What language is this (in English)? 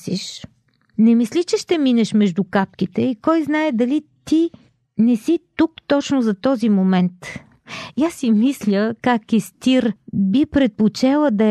Bulgarian